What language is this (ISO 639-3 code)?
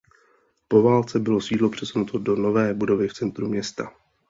ces